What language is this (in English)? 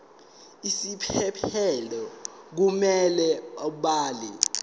Zulu